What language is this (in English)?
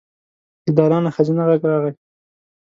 Pashto